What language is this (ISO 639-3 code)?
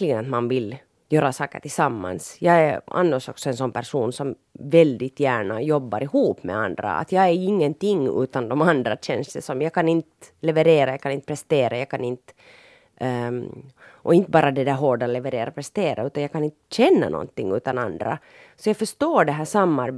swe